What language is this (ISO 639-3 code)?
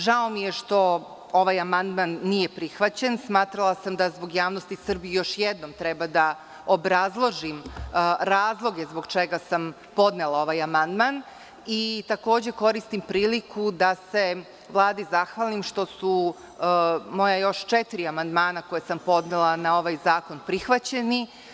srp